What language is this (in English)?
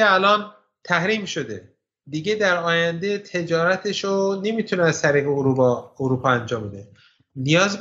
Persian